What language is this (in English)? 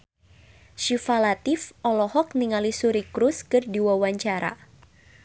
Sundanese